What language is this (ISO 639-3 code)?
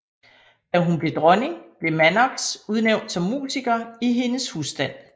dan